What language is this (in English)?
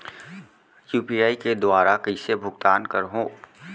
Chhattisgarhi